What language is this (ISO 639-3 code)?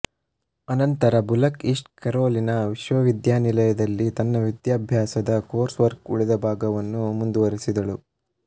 kan